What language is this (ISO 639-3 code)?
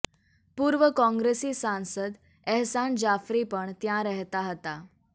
guj